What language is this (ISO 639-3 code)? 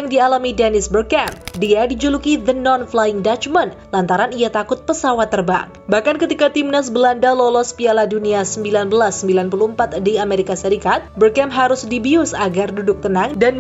ind